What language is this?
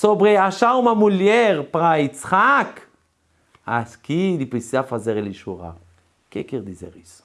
Portuguese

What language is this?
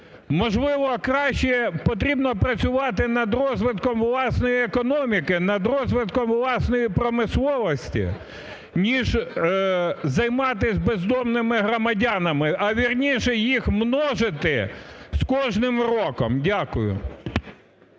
Ukrainian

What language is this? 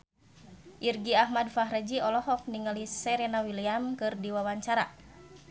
Sundanese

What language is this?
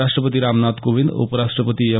Marathi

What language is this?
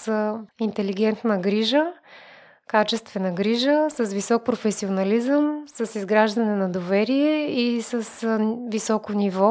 Bulgarian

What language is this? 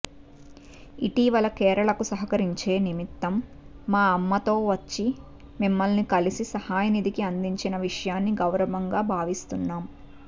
Telugu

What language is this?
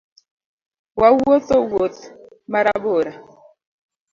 Luo (Kenya and Tanzania)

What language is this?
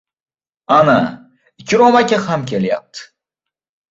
Uzbek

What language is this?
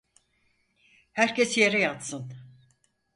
Turkish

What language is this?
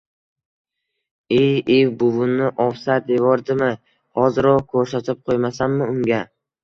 Uzbek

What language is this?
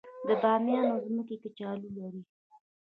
Pashto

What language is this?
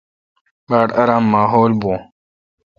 Kalkoti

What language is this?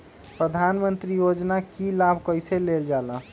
Magahi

